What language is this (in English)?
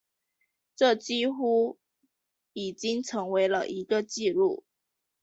Chinese